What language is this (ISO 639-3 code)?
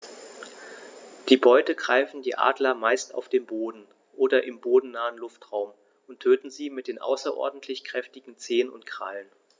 deu